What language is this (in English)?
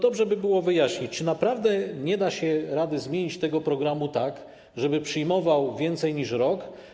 Polish